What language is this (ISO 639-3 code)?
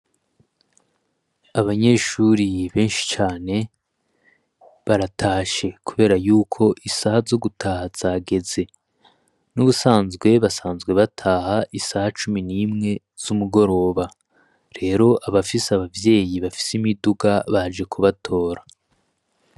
run